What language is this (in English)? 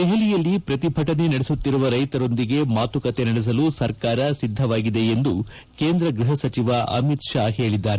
Kannada